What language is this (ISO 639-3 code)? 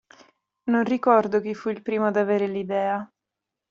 ita